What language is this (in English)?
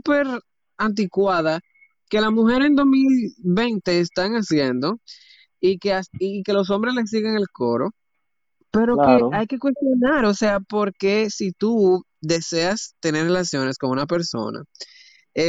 Spanish